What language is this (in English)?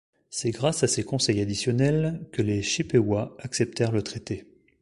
French